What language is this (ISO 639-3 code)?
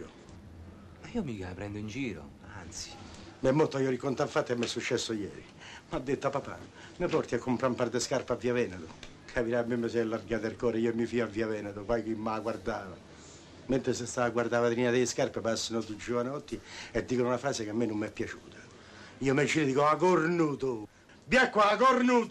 ita